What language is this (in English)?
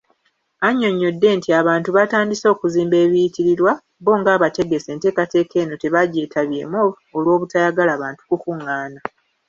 Ganda